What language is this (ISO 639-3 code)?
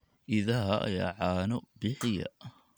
som